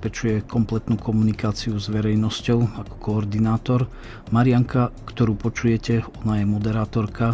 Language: Slovak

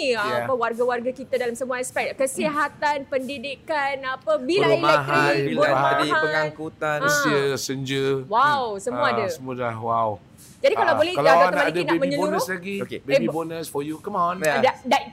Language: Malay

